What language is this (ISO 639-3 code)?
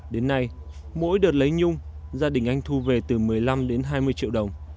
vie